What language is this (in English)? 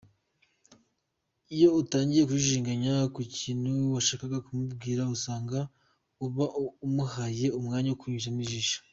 Kinyarwanda